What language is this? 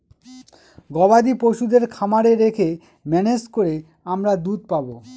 Bangla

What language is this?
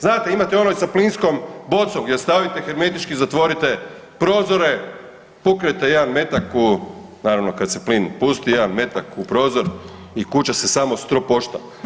Croatian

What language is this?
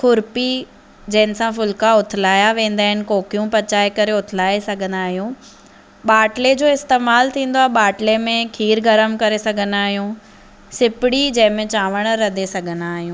Sindhi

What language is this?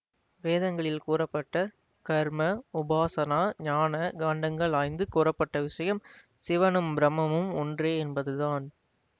Tamil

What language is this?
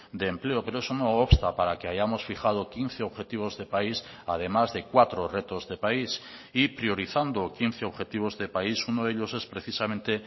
Spanish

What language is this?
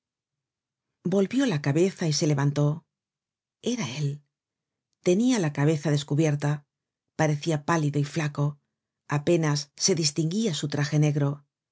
Spanish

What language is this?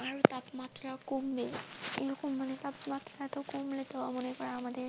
Bangla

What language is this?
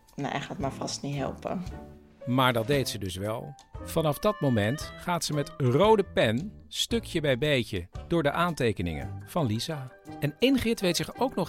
Dutch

